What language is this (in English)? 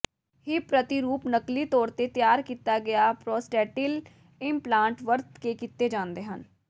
Punjabi